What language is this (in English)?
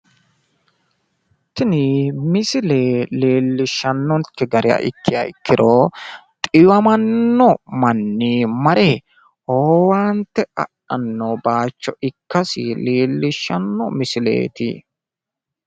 Sidamo